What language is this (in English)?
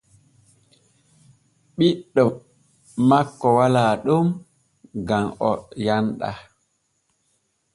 Borgu Fulfulde